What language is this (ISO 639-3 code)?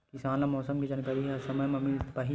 hne